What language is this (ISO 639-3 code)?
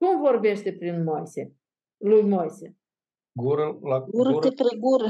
ron